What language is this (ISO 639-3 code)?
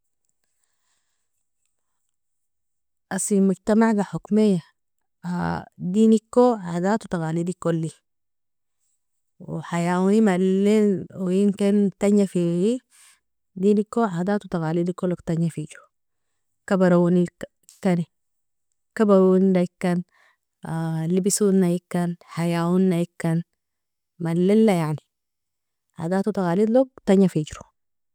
fia